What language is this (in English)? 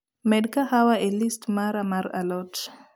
Luo (Kenya and Tanzania)